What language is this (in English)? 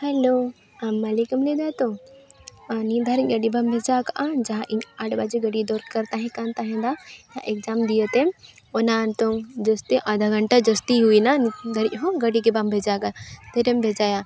Santali